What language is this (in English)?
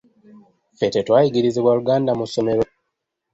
Ganda